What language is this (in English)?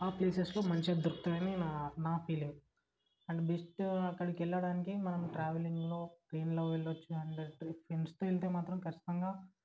Telugu